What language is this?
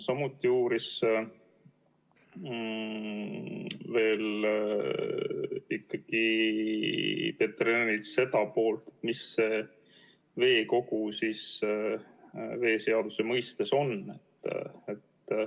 Estonian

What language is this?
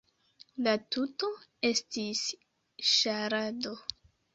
Esperanto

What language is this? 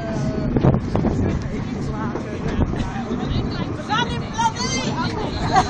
Dutch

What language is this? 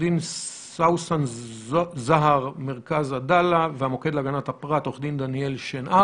Hebrew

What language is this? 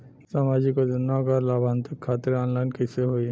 Bhojpuri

